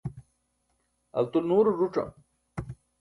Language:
Burushaski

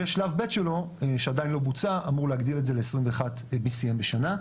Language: Hebrew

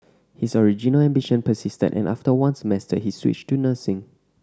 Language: English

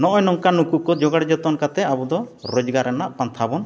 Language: Santali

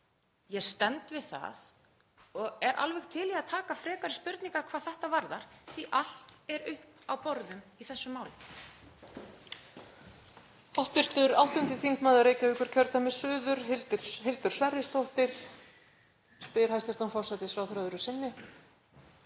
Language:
Icelandic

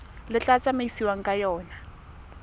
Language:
Tswana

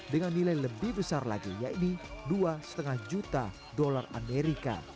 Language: Indonesian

